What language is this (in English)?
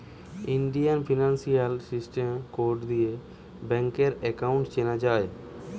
Bangla